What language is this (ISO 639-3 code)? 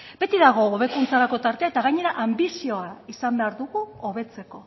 eus